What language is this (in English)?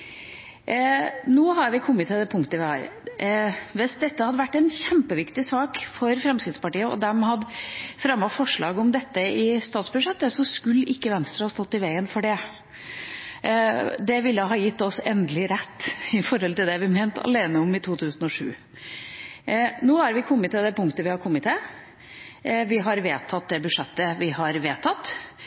Norwegian Bokmål